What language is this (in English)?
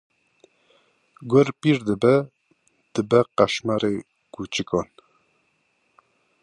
Kurdish